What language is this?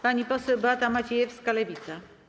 Polish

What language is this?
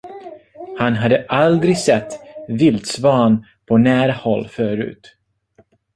Swedish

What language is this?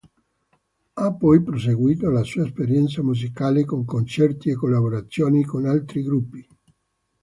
Italian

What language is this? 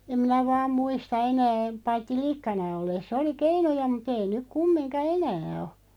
Finnish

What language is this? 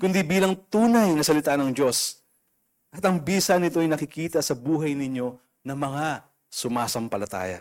Filipino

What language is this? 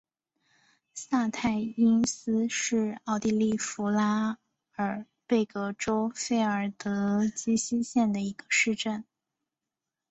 Chinese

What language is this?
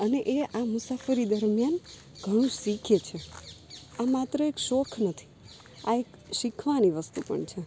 Gujarati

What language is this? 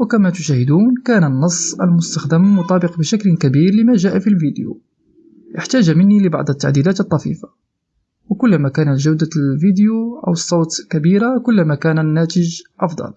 Arabic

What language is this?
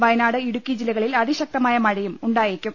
Malayalam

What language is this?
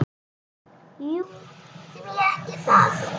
Icelandic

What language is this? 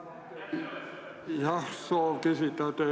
Estonian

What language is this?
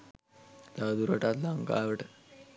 Sinhala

